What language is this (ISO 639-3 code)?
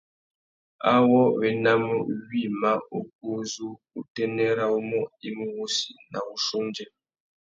bag